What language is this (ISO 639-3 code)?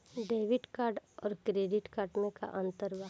bho